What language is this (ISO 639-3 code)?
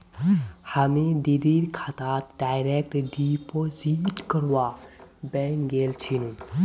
mag